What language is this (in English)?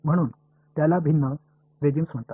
Marathi